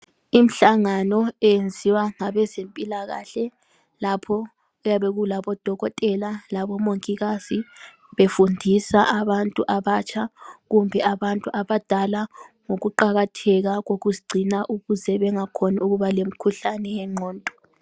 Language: North Ndebele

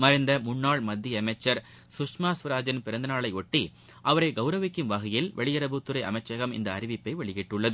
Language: Tamil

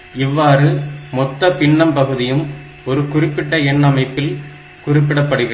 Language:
Tamil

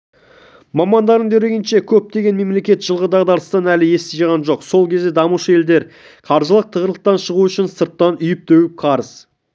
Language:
Kazakh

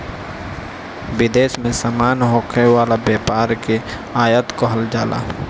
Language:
Bhojpuri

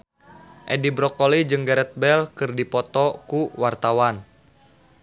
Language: Sundanese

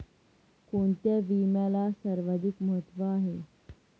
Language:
Marathi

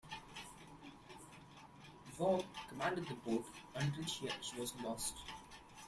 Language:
English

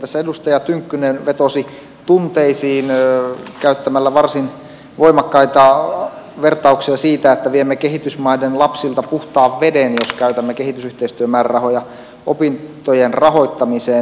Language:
Finnish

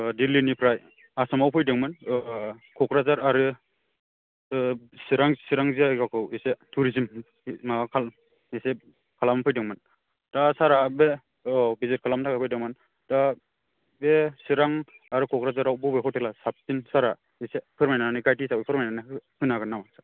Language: Bodo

